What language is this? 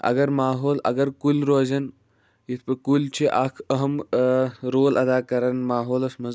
Kashmiri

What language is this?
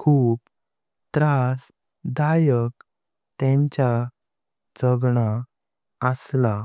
Konkani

